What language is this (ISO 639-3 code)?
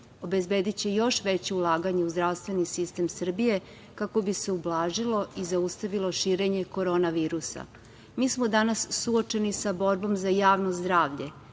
srp